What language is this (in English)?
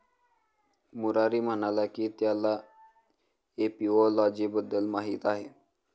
Marathi